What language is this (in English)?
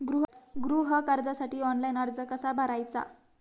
Marathi